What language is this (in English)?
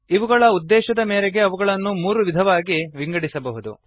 Kannada